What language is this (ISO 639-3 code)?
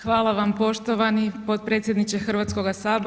hrv